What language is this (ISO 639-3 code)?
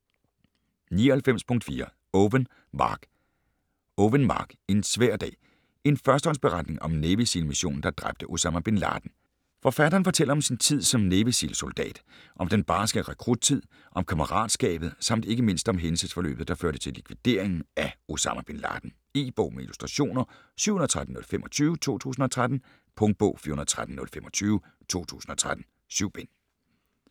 dan